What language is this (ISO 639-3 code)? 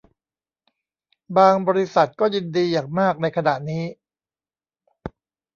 tha